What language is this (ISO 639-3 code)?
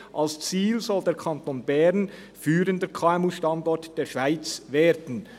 gsw